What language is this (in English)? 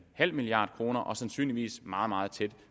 Danish